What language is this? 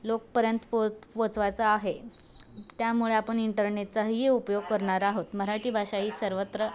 Marathi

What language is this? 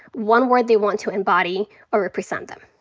English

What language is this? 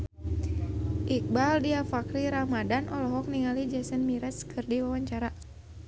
Sundanese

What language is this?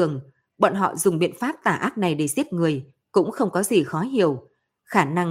Vietnamese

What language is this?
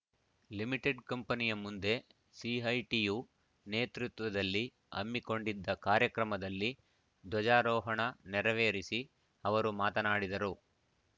Kannada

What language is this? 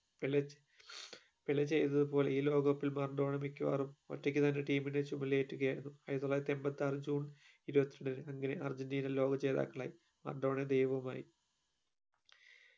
Malayalam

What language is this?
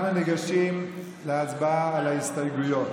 Hebrew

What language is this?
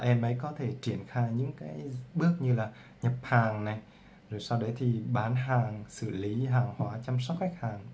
Vietnamese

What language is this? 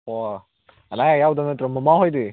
Manipuri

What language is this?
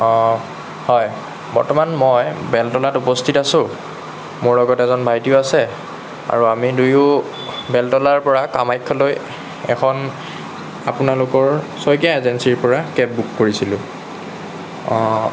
Assamese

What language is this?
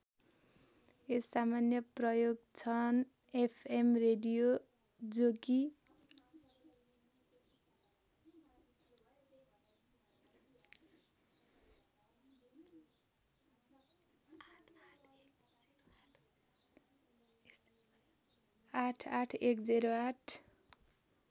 Nepali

